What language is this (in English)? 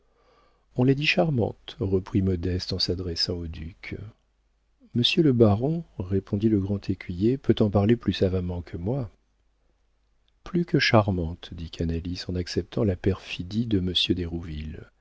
French